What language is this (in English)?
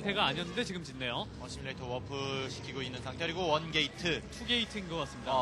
Korean